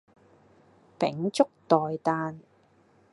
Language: Cantonese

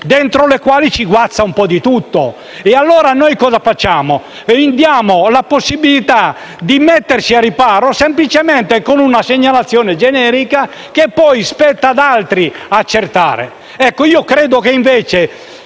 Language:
Italian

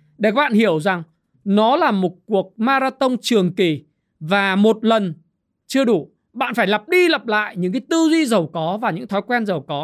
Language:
Vietnamese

